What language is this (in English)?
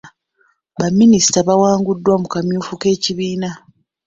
Ganda